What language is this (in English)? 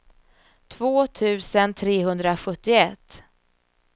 Swedish